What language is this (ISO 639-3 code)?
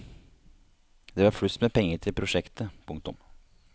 nor